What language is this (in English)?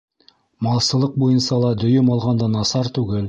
Bashkir